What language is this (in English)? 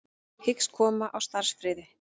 Icelandic